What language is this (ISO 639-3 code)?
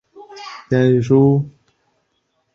zho